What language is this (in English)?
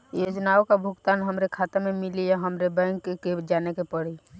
Bhojpuri